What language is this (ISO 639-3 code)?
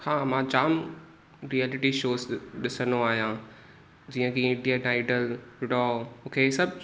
snd